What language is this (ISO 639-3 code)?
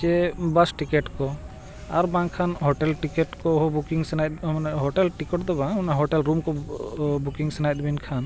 sat